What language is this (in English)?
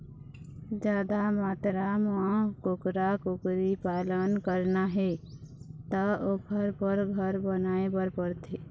Chhattisgarhi